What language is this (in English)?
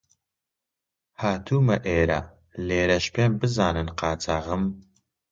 Central Kurdish